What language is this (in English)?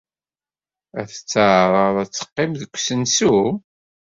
Kabyle